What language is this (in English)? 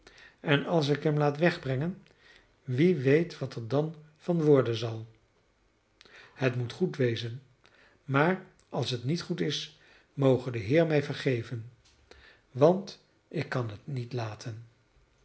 Dutch